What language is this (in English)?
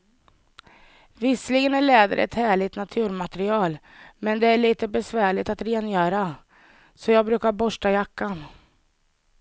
Swedish